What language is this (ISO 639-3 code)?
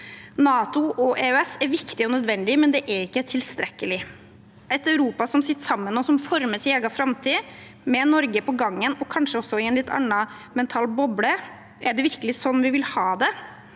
nor